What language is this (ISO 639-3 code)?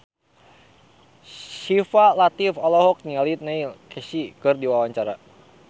sun